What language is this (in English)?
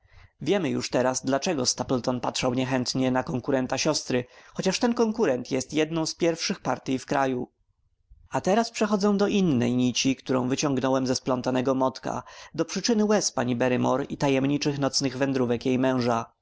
Polish